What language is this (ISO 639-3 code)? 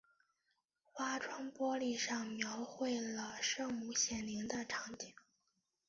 zho